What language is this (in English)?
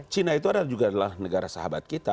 Indonesian